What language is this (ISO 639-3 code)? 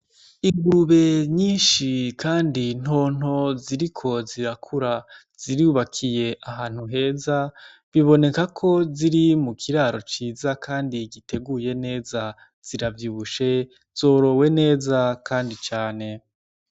run